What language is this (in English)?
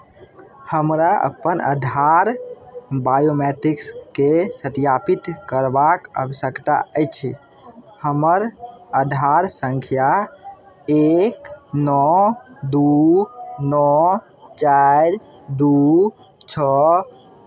Maithili